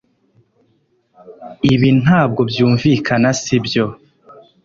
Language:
Kinyarwanda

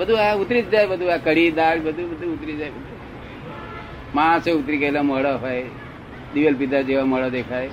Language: Gujarati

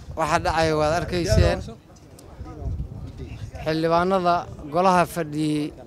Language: Arabic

